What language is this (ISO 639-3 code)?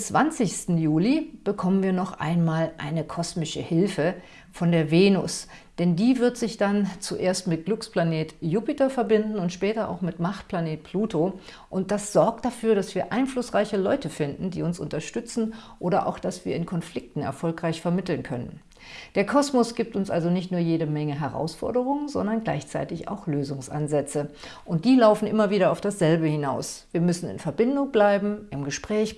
deu